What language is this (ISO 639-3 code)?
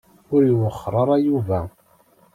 kab